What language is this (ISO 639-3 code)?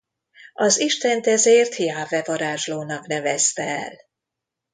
hun